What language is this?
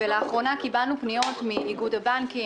Hebrew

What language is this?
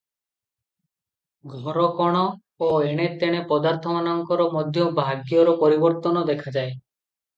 Odia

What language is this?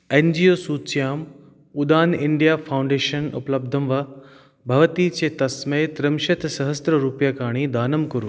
Sanskrit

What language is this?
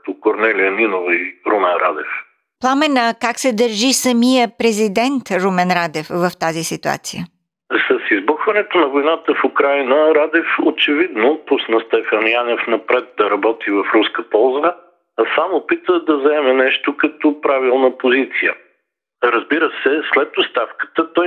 Bulgarian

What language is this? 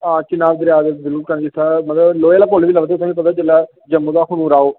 Dogri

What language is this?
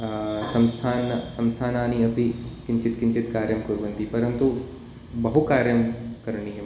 Sanskrit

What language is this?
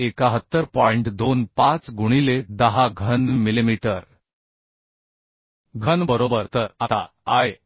Marathi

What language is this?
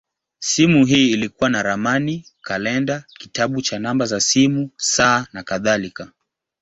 Swahili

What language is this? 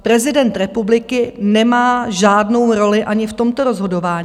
Czech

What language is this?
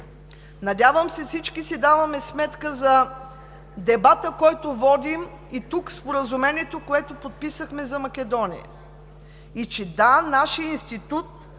Bulgarian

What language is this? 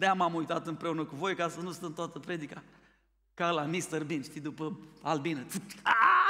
Romanian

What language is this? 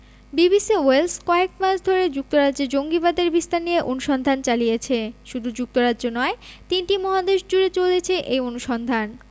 Bangla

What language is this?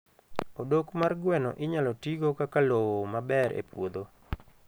Luo (Kenya and Tanzania)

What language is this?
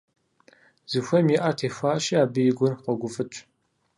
Kabardian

